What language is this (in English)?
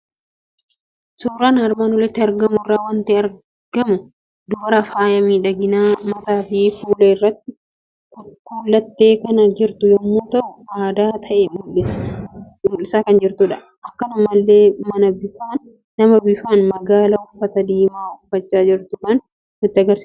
Oromo